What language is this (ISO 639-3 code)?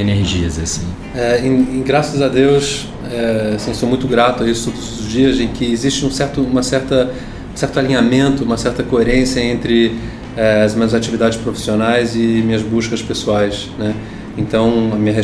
por